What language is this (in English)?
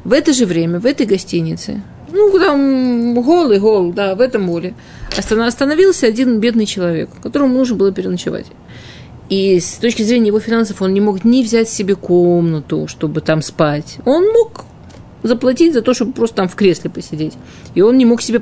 Russian